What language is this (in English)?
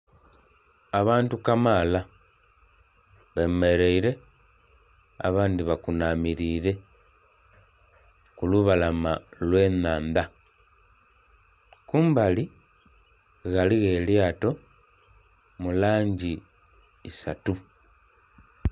Soga